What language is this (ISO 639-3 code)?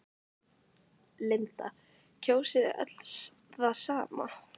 isl